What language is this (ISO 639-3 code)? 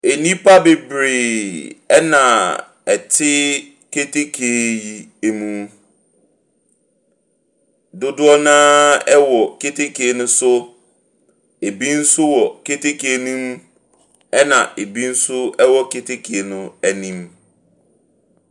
aka